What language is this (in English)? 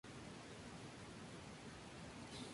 Spanish